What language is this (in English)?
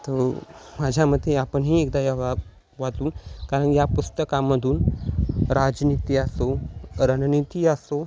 Marathi